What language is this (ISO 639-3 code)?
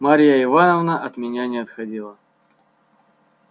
rus